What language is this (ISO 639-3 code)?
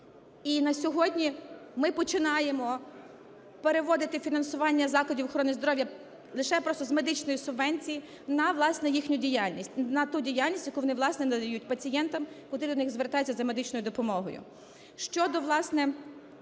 ukr